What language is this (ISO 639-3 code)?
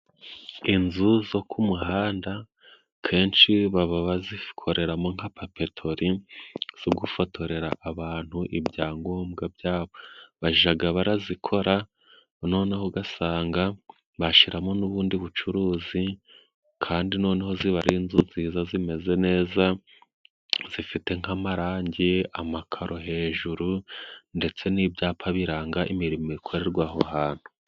kin